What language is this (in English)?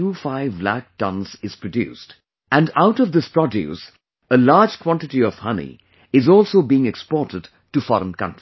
English